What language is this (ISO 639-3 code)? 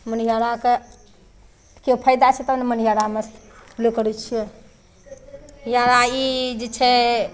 mai